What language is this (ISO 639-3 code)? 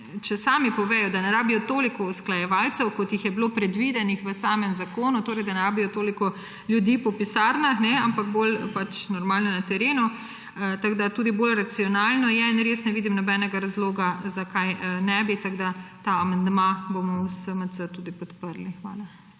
slv